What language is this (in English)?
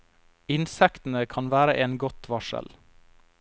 Norwegian